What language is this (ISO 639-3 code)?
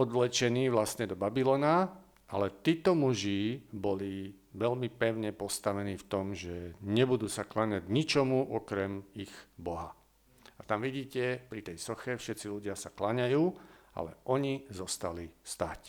slk